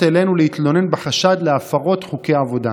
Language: Hebrew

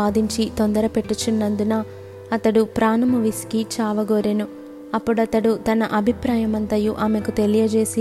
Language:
Telugu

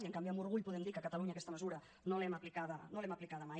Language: Catalan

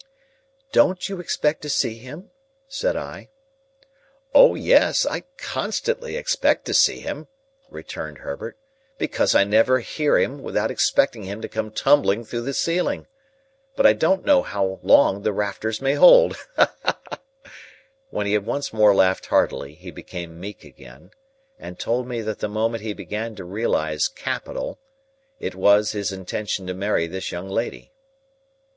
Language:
English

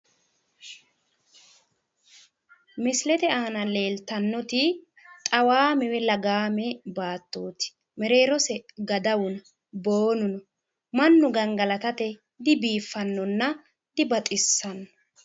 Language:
Sidamo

